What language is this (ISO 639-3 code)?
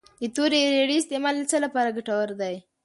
pus